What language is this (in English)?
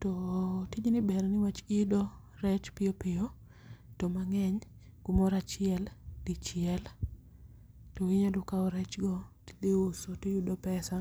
Luo (Kenya and Tanzania)